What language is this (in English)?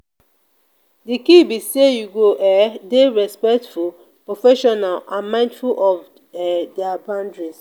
Nigerian Pidgin